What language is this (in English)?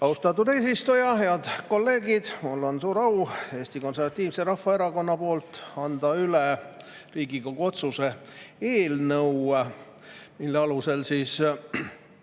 Estonian